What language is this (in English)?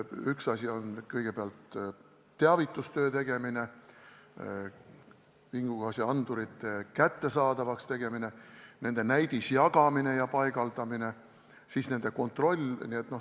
Estonian